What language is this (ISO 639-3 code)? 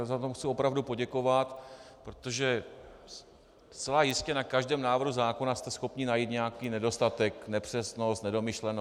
ces